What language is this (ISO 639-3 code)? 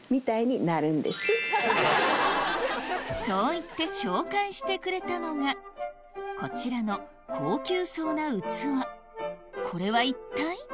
jpn